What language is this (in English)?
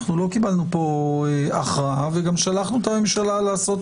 Hebrew